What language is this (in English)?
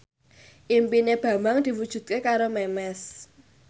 Javanese